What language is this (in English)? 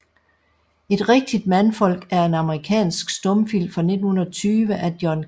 Danish